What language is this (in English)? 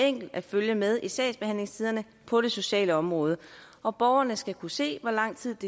Danish